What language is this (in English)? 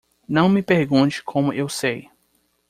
Portuguese